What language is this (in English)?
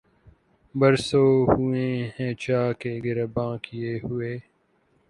Urdu